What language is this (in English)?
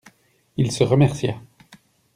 French